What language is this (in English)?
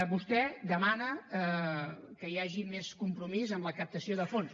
Catalan